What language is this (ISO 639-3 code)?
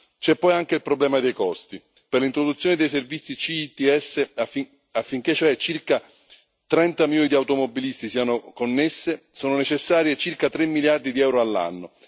ita